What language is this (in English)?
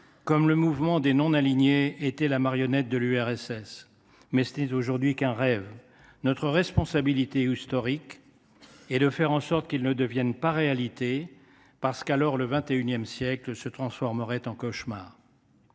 French